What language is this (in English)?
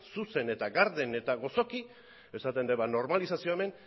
Basque